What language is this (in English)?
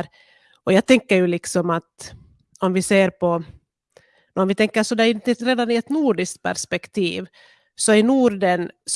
Swedish